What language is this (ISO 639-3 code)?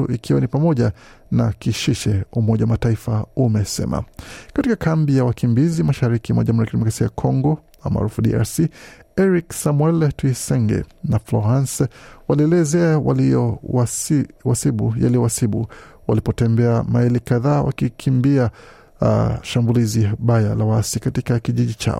swa